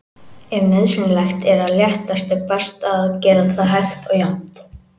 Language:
Icelandic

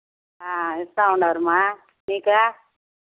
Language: Telugu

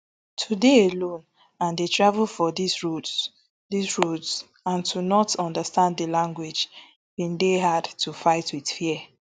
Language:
Nigerian Pidgin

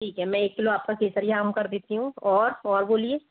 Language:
Hindi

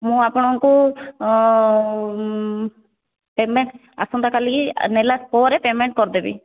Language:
Odia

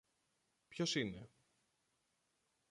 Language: Greek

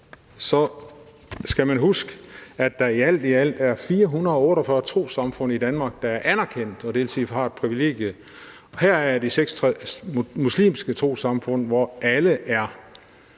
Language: Danish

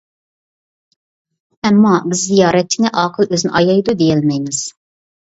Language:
Uyghur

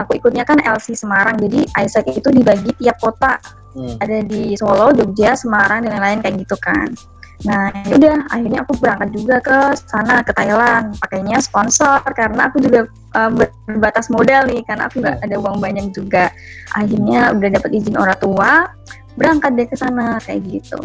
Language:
Indonesian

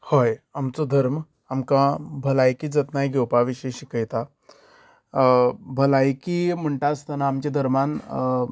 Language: Konkani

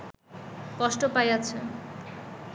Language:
Bangla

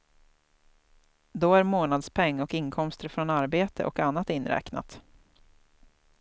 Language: Swedish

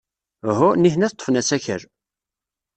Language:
Kabyle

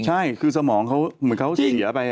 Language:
Thai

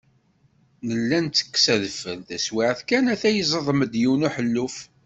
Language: Kabyle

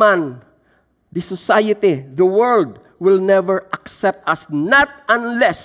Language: Filipino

